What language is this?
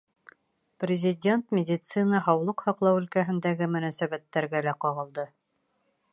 Bashkir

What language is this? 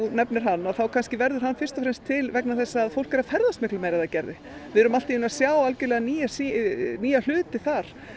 Icelandic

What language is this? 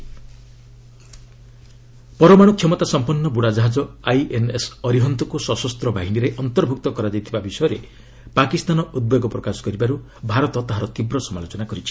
Odia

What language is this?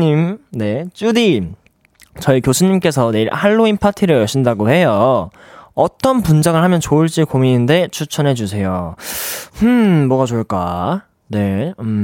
Korean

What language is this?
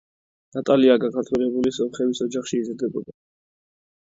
Georgian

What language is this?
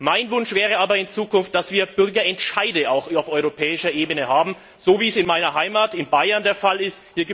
German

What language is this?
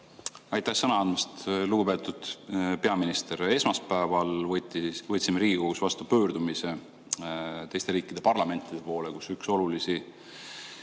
Estonian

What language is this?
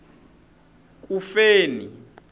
Tsonga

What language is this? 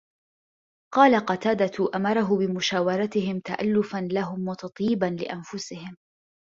Arabic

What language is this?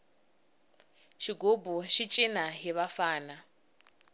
Tsonga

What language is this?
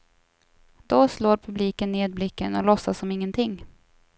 Swedish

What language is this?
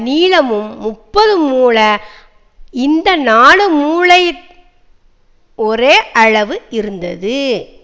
Tamil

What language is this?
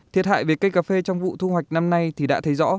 Vietnamese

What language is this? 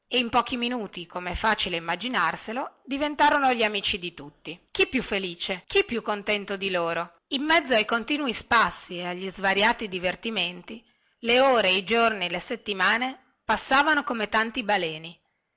Italian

